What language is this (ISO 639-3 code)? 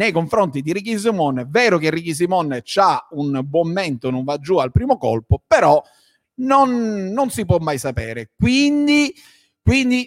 ita